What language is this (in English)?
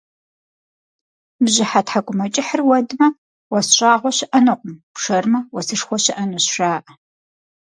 Kabardian